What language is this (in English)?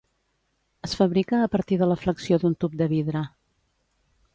Catalan